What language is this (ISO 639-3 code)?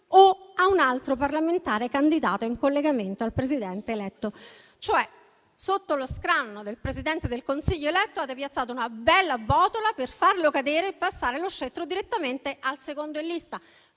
ita